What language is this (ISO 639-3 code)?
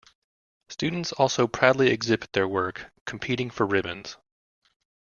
eng